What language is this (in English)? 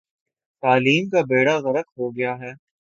Urdu